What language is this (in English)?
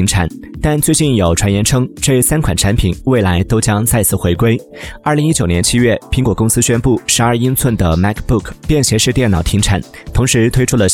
Chinese